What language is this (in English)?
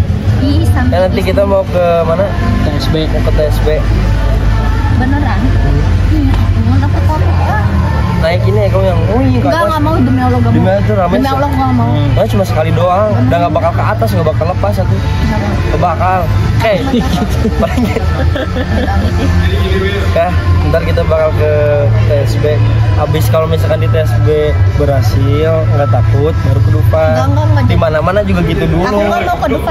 Indonesian